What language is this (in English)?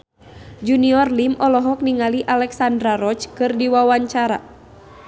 Sundanese